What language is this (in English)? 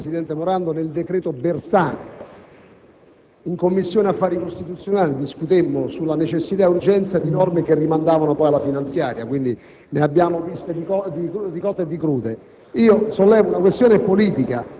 Italian